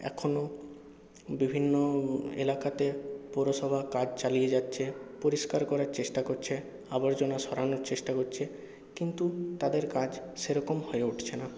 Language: Bangla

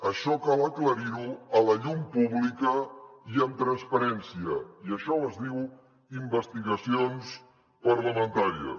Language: Catalan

